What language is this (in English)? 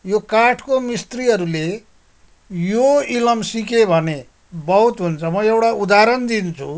Nepali